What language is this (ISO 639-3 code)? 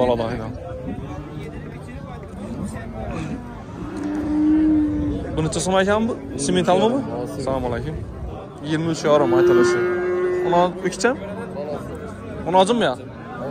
tur